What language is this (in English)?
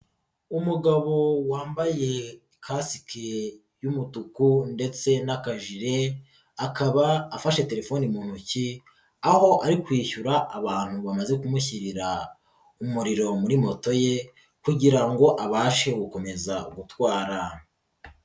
Kinyarwanda